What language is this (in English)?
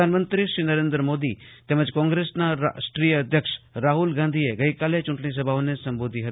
Gujarati